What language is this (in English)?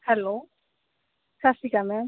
Punjabi